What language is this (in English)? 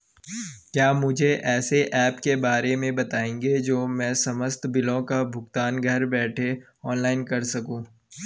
Hindi